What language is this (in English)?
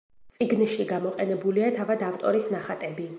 Georgian